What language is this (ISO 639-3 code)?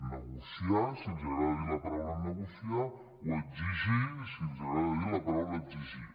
cat